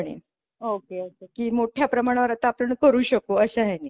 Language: Marathi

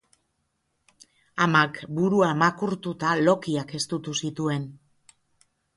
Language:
Basque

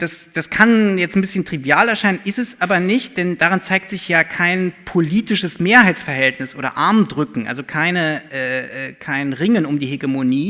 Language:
German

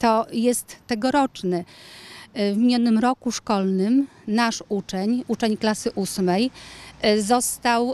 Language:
Polish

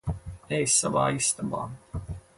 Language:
Latvian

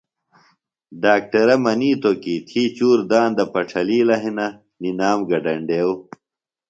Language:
Phalura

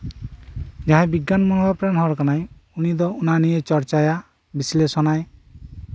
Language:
Santali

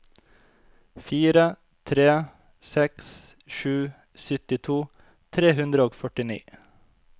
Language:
Norwegian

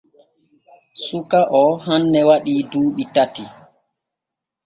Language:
Borgu Fulfulde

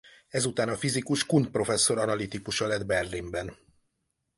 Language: Hungarian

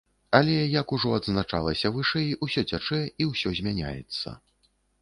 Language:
Belarusian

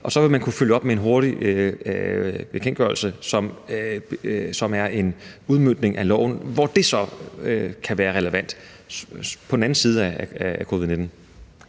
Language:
Danish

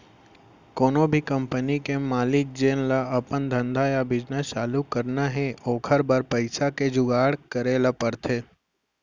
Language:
Chhattisgarhi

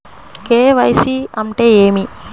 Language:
Telugu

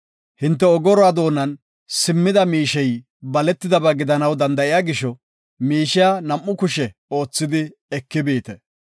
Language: Gofa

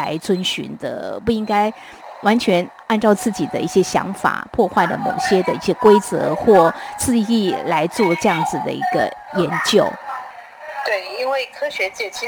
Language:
Chinese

